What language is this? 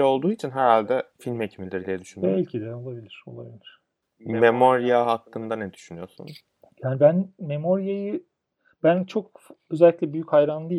Turkish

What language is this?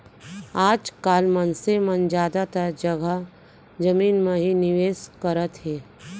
Chhattisgarhi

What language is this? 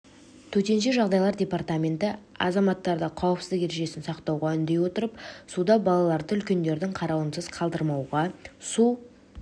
Kazakh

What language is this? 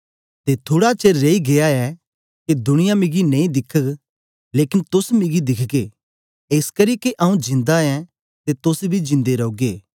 Dogri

